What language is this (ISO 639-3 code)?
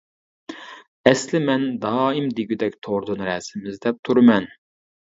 uig